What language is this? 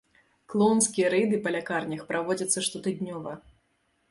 Belarusian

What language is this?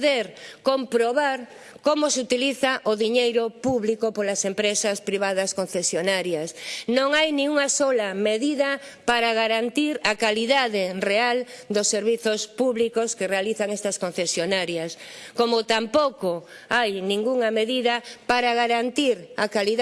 Spanish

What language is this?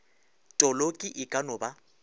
Northern Sotho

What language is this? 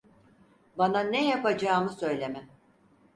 Turkish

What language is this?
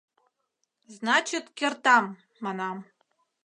Mari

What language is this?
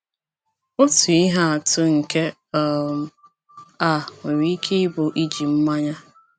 Igbo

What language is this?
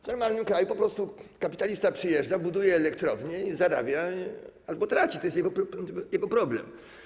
Polish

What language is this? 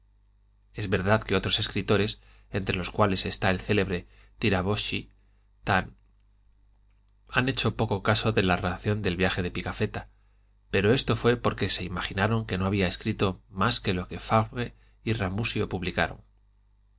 Spanish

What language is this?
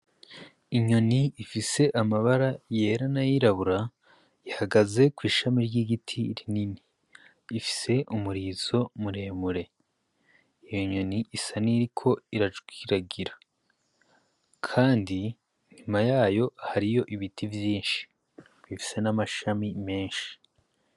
Rundi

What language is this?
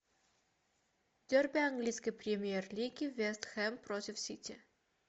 Russian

